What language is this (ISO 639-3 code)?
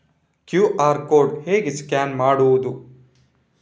kan